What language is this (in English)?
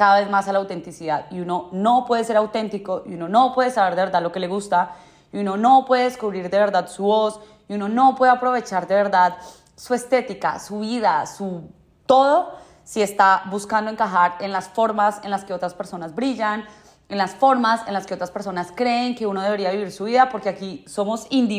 Spanish